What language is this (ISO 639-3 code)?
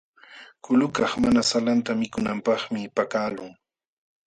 qxw